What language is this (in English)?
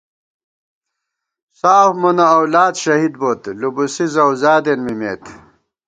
Gawar-Bati